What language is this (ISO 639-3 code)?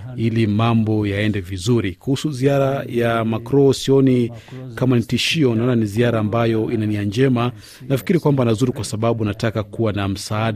swa